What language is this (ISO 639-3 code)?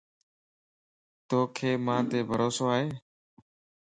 lss